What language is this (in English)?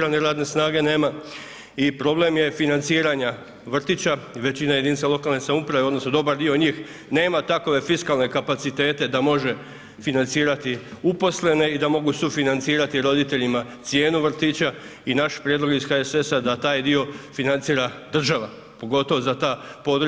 Croatian